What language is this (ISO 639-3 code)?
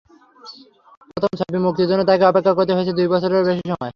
ben